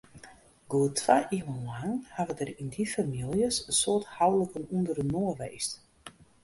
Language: Western Frisian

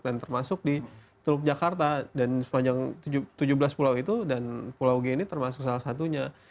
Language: Indonesian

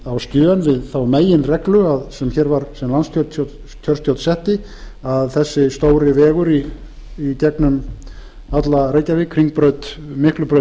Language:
Icelandic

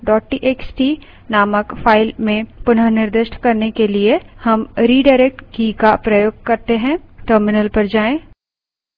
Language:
Hindi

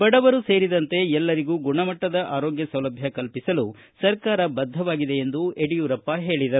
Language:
Kannada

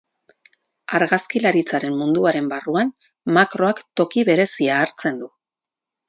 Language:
Basque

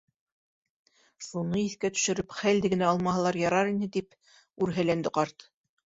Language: Bashkir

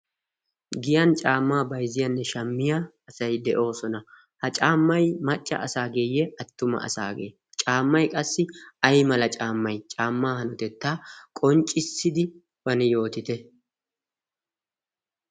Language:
Wolaytta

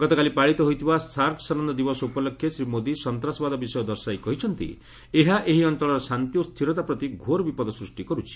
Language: Odia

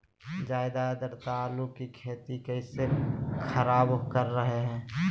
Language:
Magahi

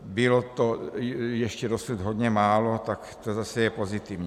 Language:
Czech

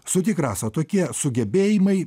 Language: Lithuanian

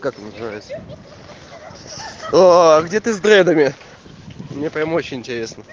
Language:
Russian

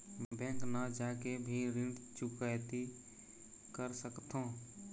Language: Chhattisgarhi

